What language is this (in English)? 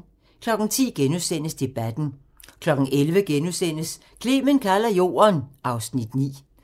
Danish